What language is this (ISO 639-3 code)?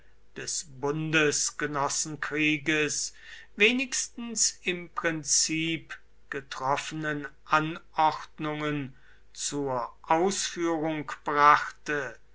deu